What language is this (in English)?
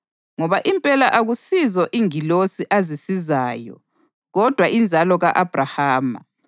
North Ndebele